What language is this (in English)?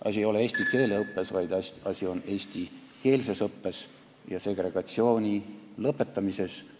Estonian